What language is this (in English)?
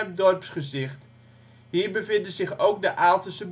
Dutch